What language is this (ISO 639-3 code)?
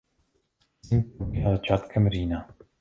ces